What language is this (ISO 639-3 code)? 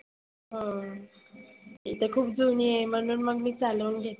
mar